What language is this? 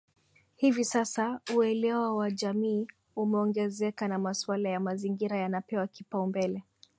Swahili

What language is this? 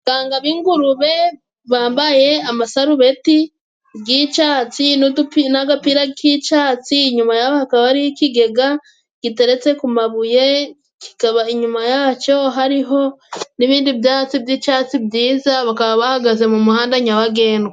Kinyarwanda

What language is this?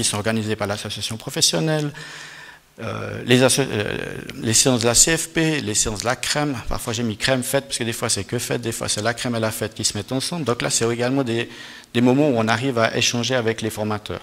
French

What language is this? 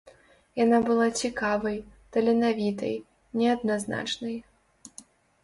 Belarusian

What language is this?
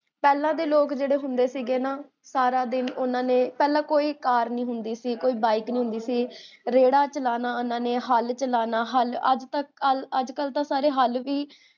Punjabi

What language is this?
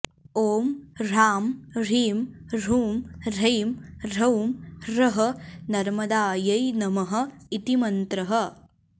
Sanskrit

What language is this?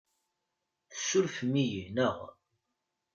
Kabyle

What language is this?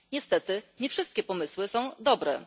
Polish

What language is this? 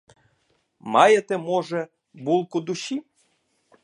Ukrainian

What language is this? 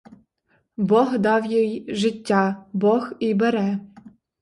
Ukrainian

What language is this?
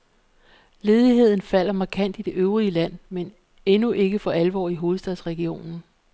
Danish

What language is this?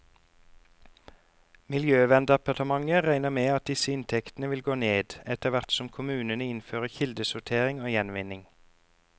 Norwegian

